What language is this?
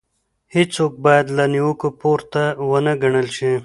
Pashto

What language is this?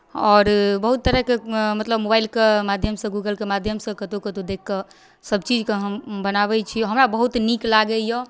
Maithili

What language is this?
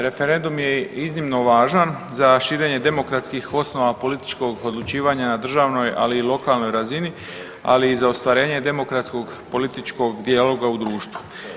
Croatian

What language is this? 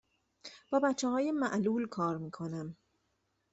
Persian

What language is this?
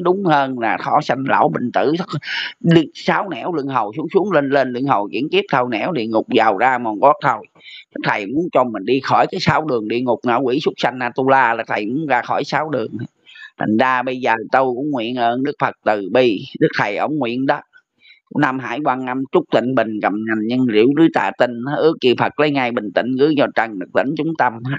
Vietnamese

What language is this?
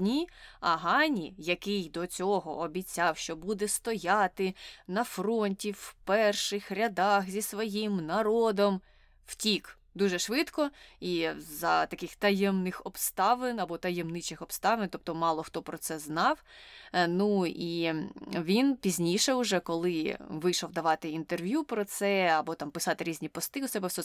Ukrainian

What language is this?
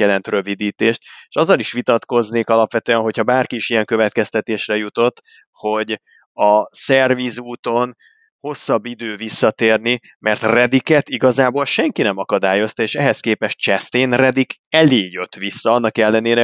Hungarian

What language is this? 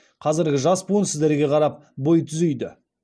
Kazakh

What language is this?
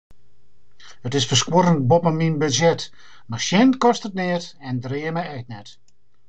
Western Frisian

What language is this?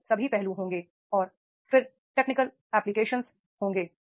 Hindi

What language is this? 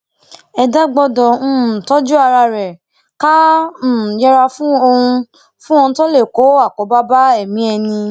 Yoruba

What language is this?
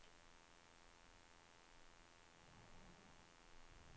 Swedish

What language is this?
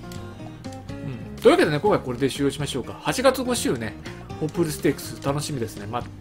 Japanese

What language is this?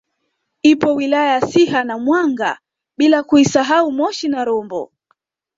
Swahili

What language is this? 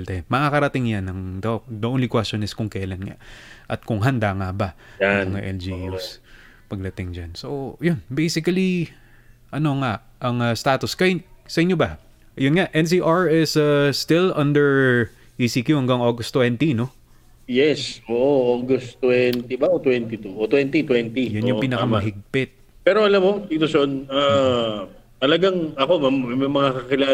Filipino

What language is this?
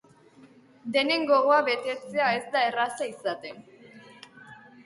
Basque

